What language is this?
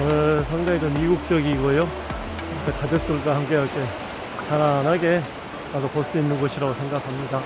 Korean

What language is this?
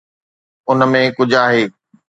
Sindhi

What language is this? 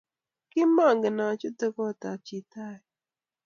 Kalenjin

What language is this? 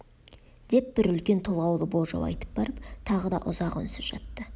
Kazakh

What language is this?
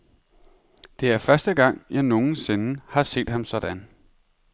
Danish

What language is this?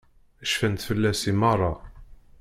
Kabyle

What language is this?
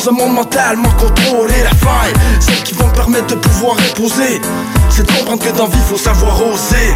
French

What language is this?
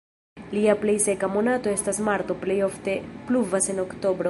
Esperanto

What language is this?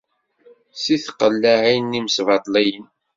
Kabyle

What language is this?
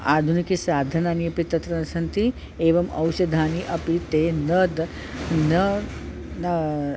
Sanskrit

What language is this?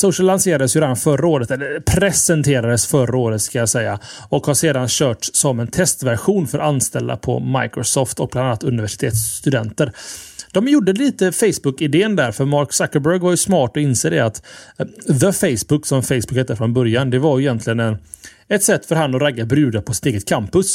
Swedish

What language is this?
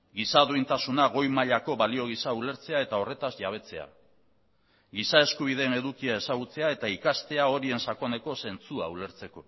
Basque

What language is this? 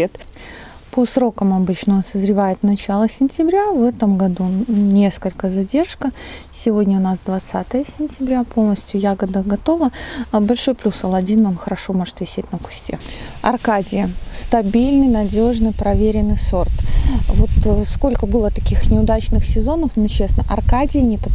Russian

